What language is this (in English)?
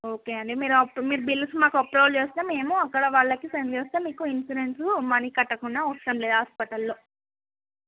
Telugu